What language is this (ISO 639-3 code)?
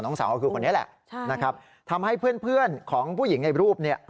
tha